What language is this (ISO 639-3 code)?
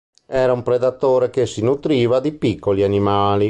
ita